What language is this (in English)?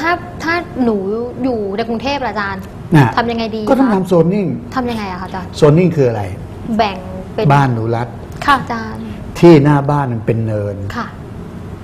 Thai